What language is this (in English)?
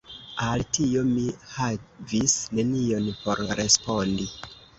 Esperanto